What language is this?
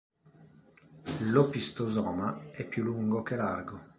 Italian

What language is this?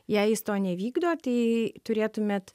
Lithuanian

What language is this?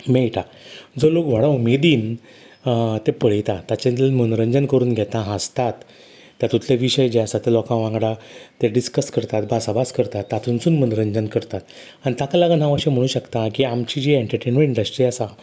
Konkani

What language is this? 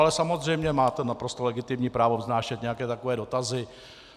Czech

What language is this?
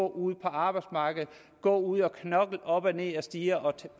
Danish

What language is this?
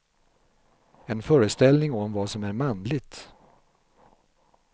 Swedish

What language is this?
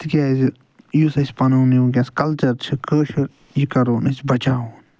Kashmiri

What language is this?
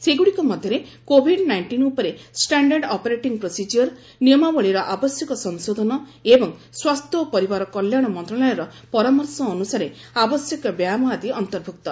Odia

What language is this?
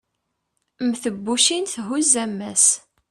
Kabyle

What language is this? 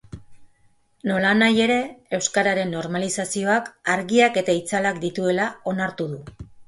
Basque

